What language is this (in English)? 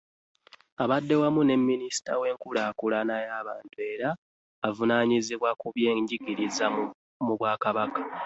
Ganda